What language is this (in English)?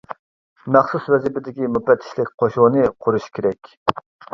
Uyghur